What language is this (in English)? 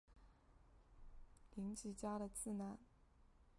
Chinese